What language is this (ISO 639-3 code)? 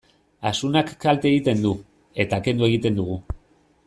eus